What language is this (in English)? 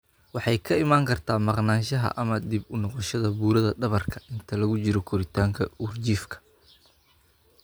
Somali